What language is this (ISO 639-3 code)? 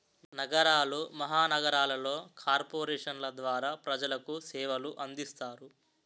tel